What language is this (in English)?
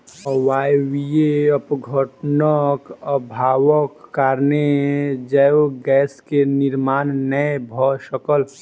Maithili